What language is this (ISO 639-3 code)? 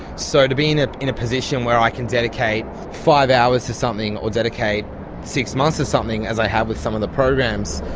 eng